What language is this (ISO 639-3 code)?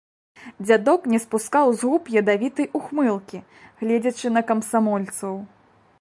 bel